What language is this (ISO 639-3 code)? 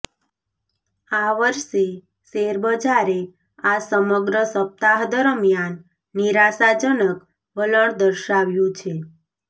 guj